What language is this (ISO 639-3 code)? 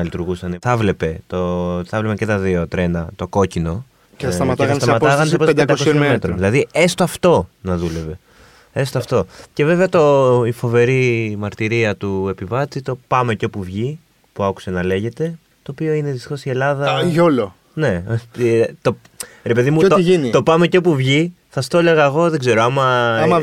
ell